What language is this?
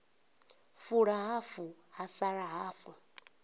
Venda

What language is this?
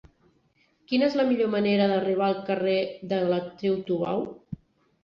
Catalan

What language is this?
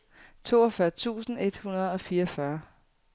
Danish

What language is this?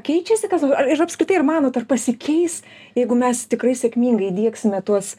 Lithuanian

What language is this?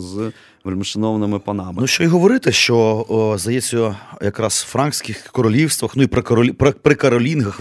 Ukrainian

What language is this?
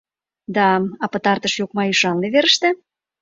Mari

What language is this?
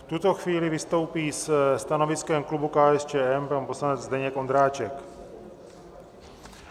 Czech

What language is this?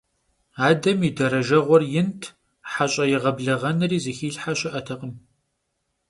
Kabardian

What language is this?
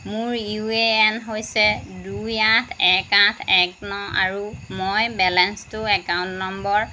Assamese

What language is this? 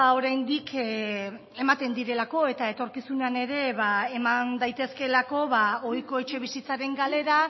Basque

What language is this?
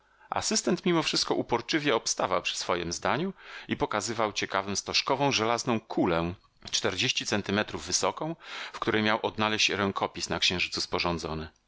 Polish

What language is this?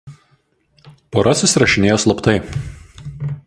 Lithuanian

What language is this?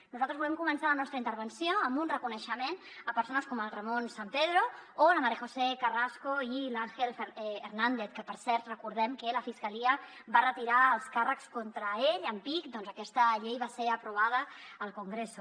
Catalan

